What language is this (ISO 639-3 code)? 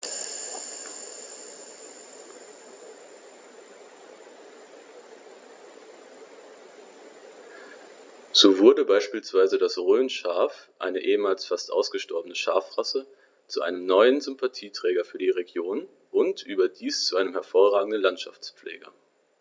deu